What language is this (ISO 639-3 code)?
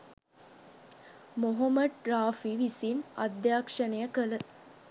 sin